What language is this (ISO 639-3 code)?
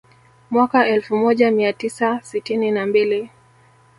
swa